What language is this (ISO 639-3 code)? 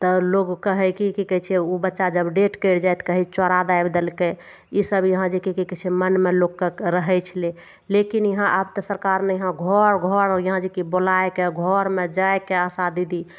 mai